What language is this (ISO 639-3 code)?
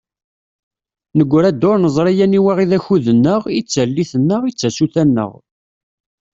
kab